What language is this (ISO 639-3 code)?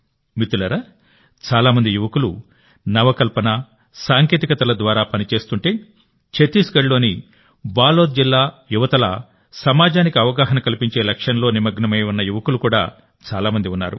tel